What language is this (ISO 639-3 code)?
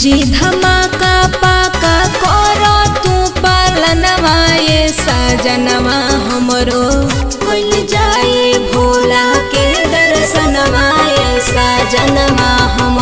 hin